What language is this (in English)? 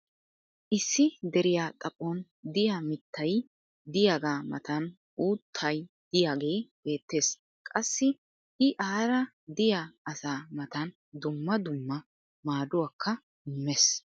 Wolaytta